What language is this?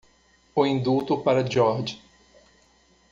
Portuguese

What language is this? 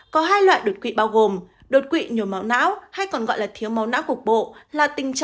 Vietnamese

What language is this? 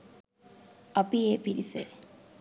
Sinhala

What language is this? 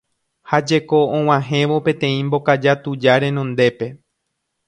Guarani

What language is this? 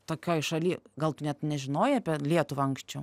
Lithuanian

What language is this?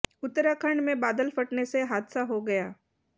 Hindi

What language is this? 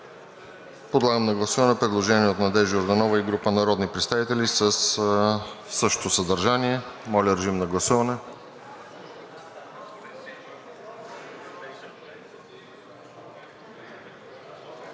Bulgarian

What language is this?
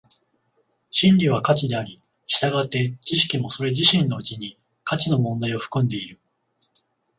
Japanese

